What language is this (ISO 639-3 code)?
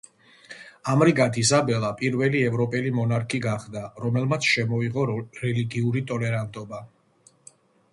kat